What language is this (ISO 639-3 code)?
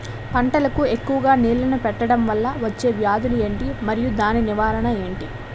tel